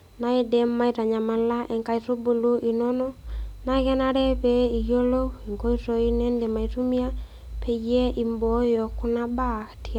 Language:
Masai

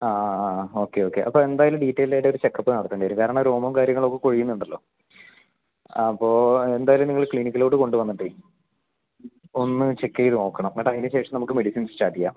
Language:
Malayalam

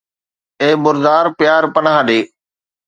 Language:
Sindhi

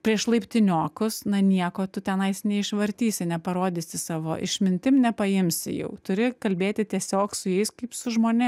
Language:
Lithuanian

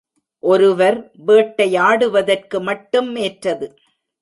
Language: Tamil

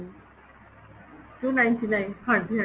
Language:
Punjabi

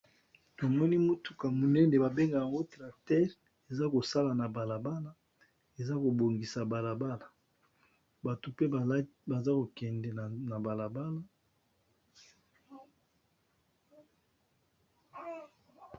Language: Lingala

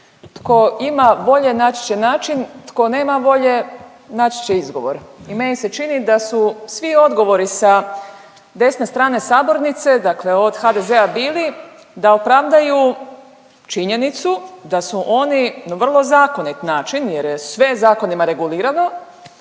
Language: Croatian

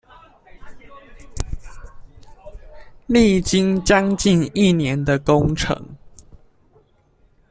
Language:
Chinese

